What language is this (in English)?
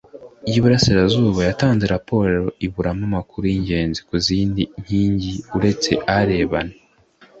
Kinyarwanda